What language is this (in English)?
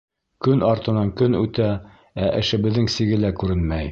Bashkir